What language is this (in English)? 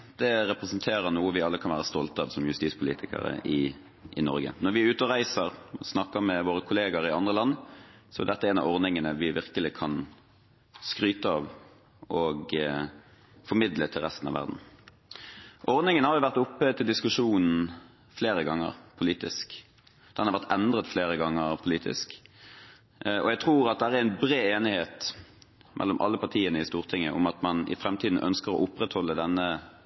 Norwegian